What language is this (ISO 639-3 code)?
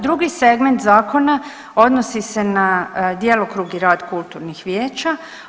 hrv